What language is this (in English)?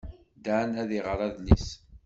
Kabyle